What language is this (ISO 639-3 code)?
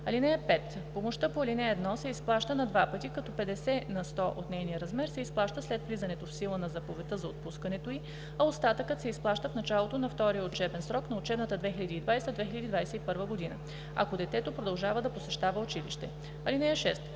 bul